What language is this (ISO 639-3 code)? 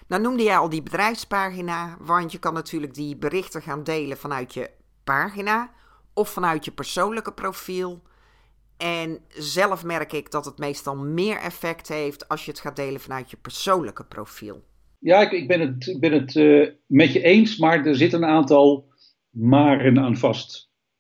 nld